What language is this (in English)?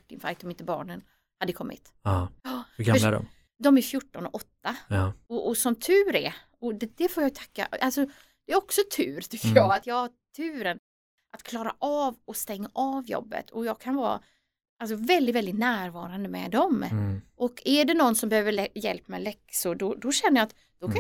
Swedish